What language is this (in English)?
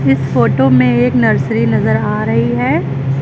Hindi